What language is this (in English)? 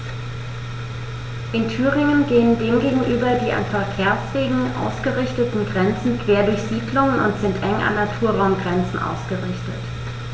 German